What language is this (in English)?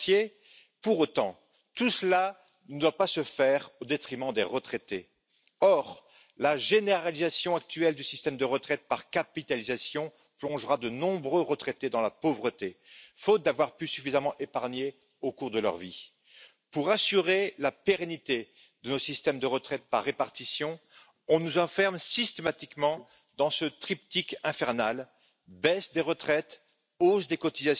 Dutch